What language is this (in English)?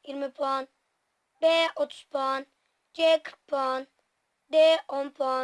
Turkish